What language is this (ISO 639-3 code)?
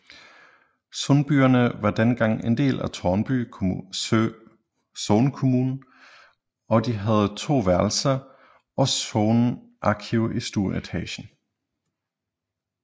dan